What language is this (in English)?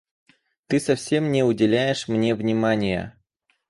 Russian